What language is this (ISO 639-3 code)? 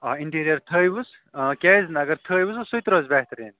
kas